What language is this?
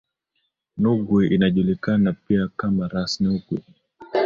Swahili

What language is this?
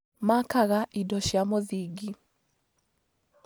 Kikuyu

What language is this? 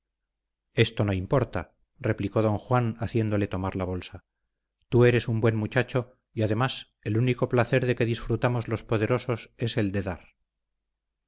Spanish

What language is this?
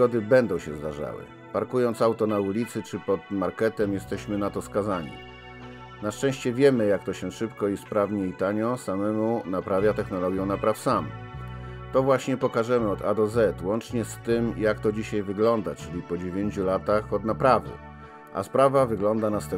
Polish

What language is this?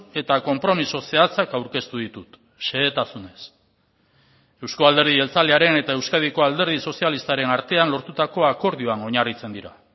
Basque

